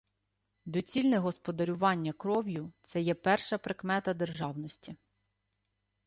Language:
Ukrainian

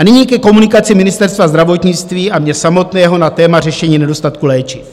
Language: Czech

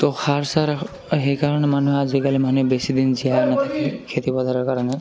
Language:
Assamese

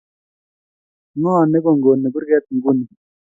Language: Kalenjin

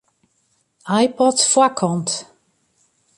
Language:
Western Frisian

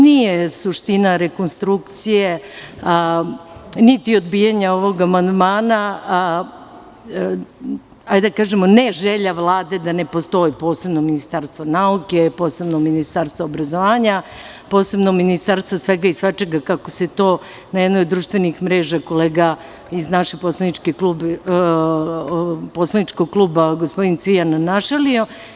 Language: Serbian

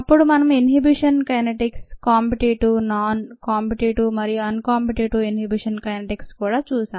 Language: Telugu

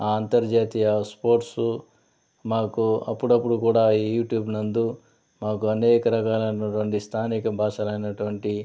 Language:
Telugu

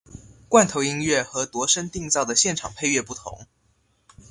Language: Chinese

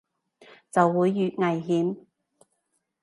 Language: Cantonese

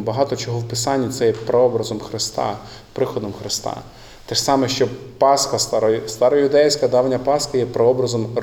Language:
Ukrainian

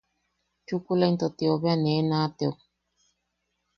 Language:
Yaqui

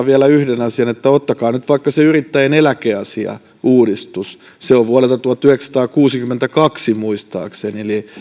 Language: Finnish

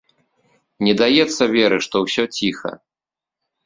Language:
Belarusian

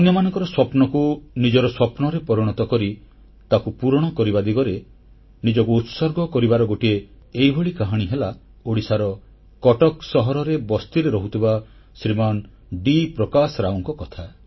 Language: Odia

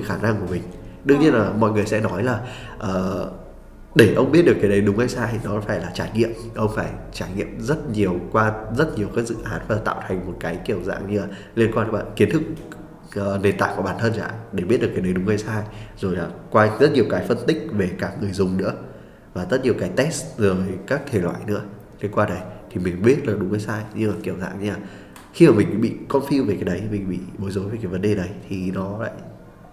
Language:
Vietnamese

